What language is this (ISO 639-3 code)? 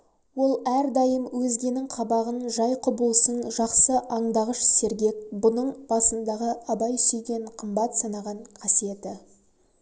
kaz